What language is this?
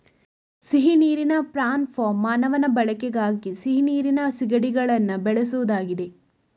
Kannada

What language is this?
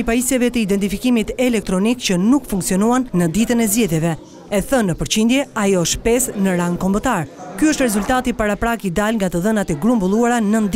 Romanian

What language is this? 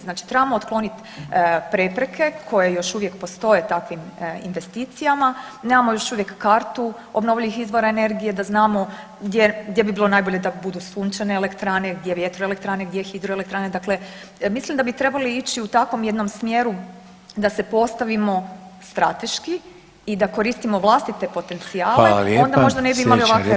Croatian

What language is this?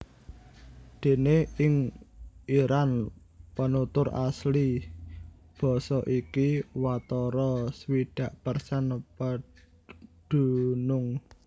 Javanese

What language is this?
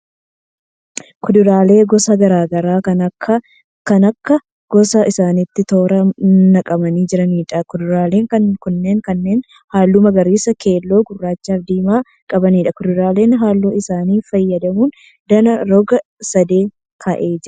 Oromo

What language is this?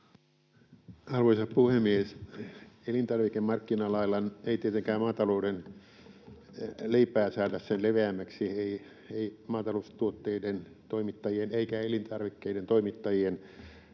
Finnish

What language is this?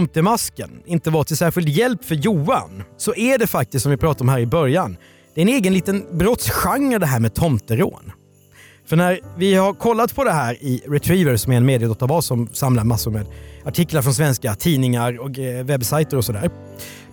Swedish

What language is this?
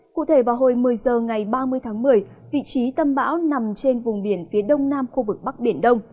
Vietnamese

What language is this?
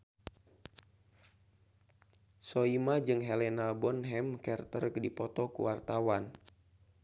Sundanese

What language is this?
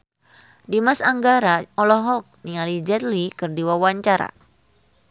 Sundanese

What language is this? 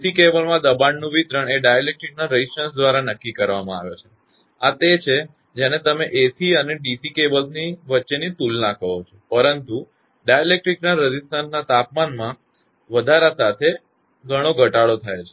Gujarati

